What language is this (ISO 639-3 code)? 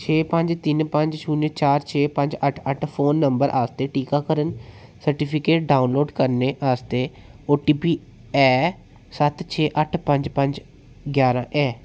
doi